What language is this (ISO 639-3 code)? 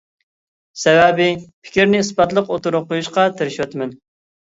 uig